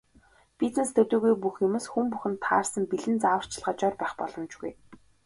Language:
Mongolian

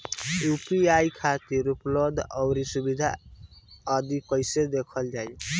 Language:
Bhojpuri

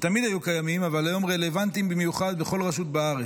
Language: Hebrew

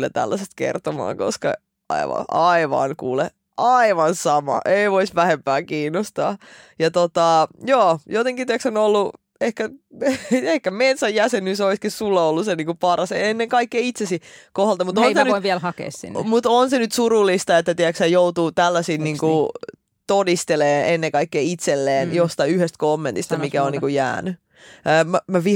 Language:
Finnish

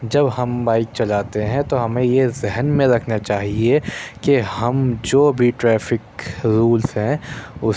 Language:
Urdu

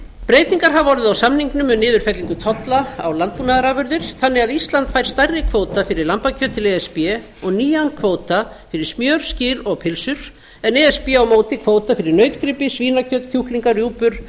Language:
Icelandic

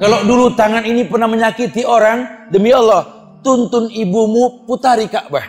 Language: Indonesian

